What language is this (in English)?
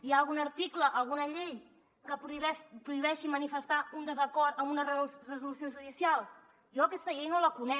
Catalan